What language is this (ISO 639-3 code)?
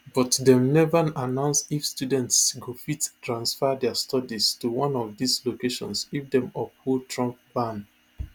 pcm